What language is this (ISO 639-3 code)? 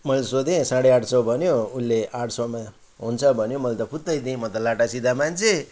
nep